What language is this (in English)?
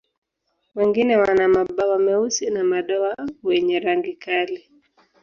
Swahili